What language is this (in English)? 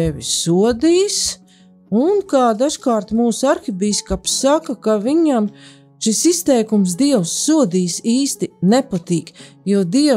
Latvian